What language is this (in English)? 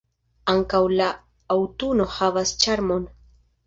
Esperanto